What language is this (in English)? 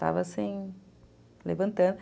Portuguese